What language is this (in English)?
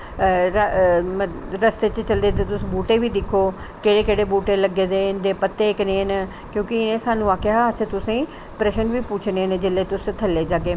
Dogri